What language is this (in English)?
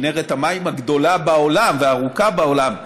Hebrew